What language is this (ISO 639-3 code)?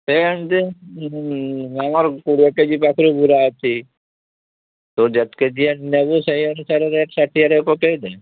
ori